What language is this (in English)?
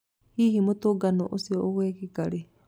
Kikuyu